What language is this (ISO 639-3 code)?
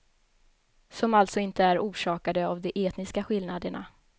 swe